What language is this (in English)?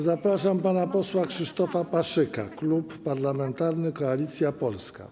Polish